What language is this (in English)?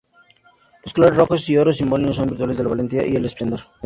Spanish